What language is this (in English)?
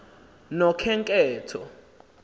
Xhosa